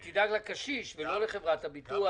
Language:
Hebrew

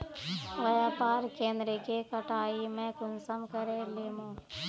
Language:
Magahi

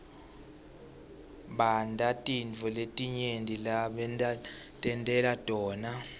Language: Swati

